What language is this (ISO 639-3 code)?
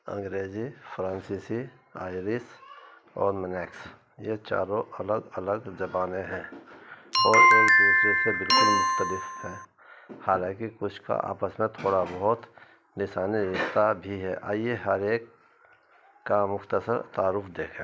urd